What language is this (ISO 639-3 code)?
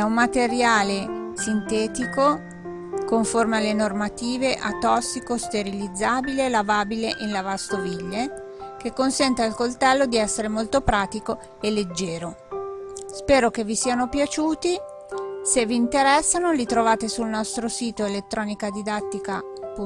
ita